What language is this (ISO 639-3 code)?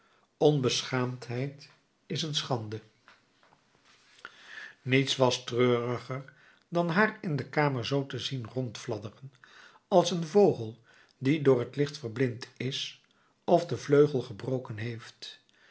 nld